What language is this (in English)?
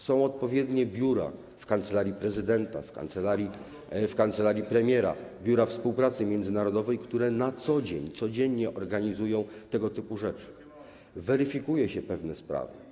Polish